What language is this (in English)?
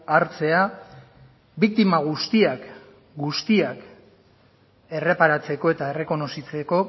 Basque